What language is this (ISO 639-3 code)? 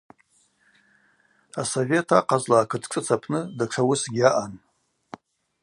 abq